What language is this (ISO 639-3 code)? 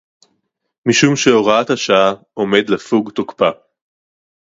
heb